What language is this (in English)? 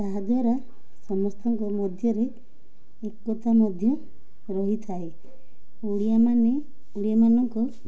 Odia